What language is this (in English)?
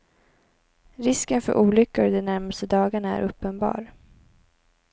Swedish